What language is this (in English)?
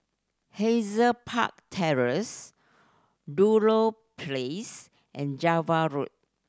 English